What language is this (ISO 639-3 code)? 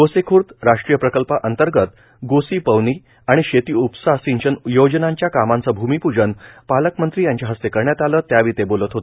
mar